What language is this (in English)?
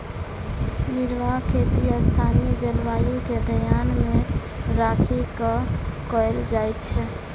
Maithili